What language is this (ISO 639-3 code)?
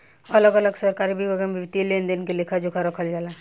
bho